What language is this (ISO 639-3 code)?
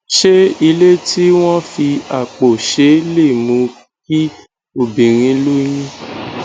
yor